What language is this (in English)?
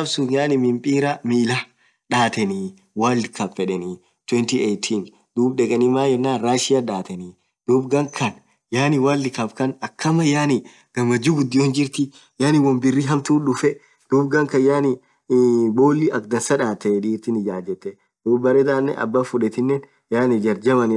Orma